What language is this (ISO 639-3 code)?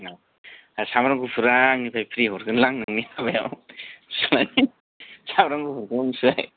brx